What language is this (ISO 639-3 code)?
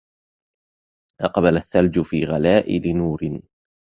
ara